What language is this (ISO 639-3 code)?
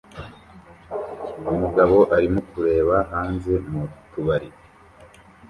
kin